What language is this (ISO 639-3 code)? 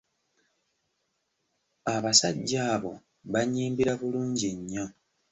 lug